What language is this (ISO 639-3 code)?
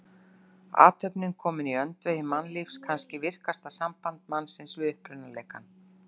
isl